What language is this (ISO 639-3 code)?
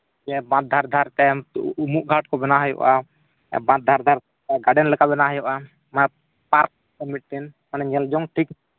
sat